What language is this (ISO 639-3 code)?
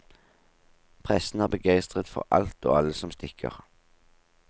nor